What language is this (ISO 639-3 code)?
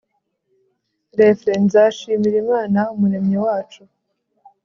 kin